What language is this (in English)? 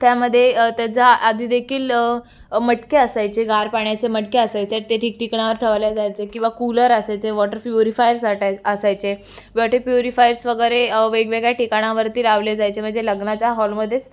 Marathi